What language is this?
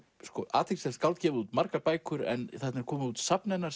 Icelandic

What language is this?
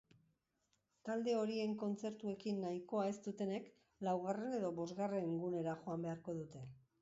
Basque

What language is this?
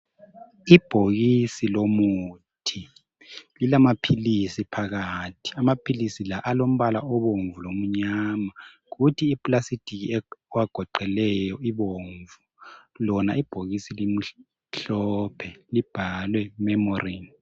North Ndebele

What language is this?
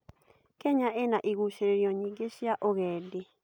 Kikuyu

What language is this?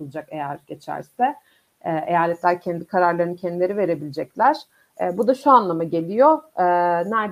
Turkish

